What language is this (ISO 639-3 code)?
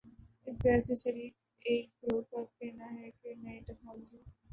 urd